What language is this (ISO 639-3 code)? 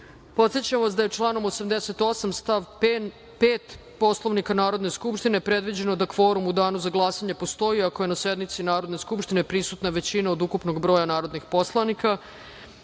srp